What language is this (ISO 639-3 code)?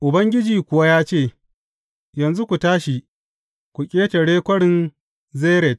hau